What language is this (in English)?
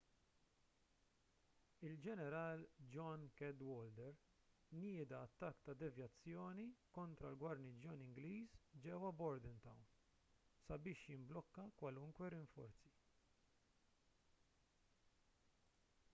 Maltese